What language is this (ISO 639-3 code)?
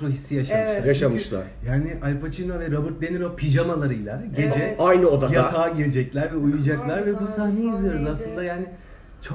tur